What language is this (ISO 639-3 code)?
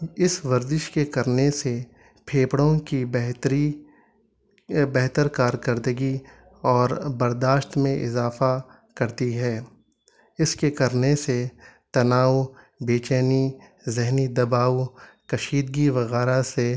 urd